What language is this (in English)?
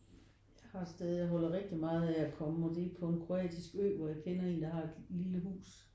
Danish